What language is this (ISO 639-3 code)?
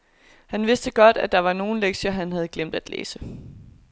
dan